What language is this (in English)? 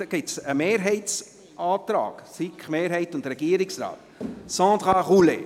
Swiss German